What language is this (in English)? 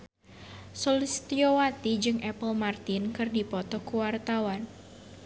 Sundanese